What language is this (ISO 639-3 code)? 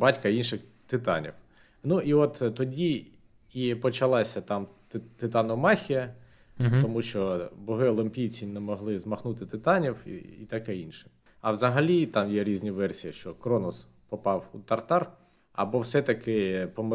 ukr